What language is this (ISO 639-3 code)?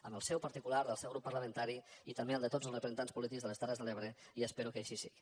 cat